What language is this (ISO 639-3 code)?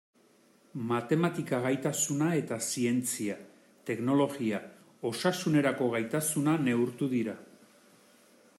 eus